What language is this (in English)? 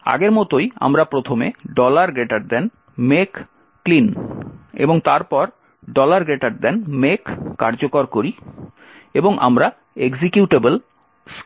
Bangla